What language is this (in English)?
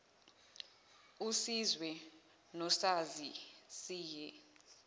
Zulu